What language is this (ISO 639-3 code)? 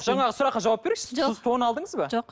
kaz